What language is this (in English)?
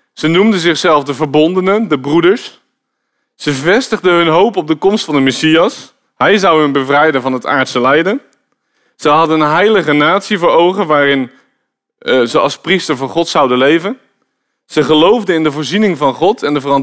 Dutch